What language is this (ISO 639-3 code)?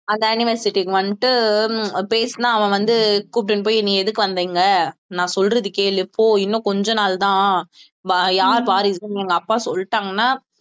tam